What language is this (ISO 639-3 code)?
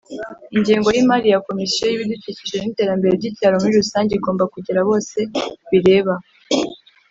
kin